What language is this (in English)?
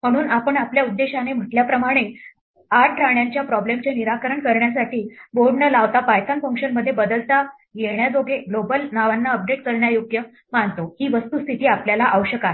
Marathi